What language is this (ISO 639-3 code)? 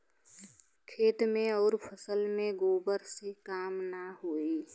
bho